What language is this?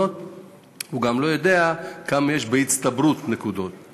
Hebrew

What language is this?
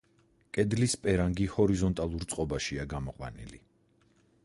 Georgian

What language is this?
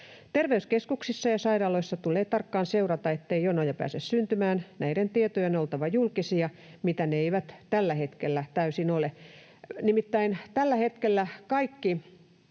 Finnish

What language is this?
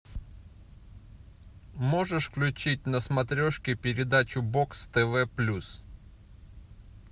Russian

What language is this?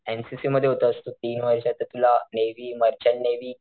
Marathi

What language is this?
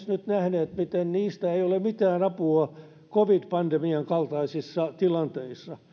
Finnish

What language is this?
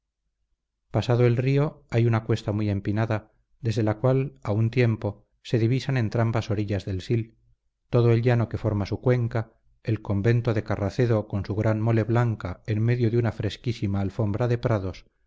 Spanish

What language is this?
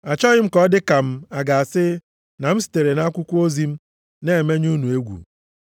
Igbo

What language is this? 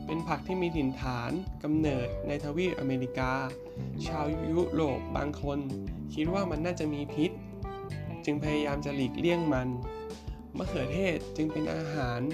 Thai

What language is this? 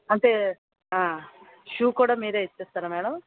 Telugu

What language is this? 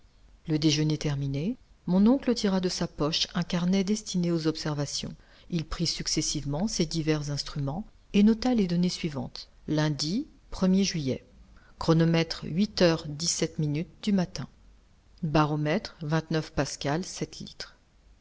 French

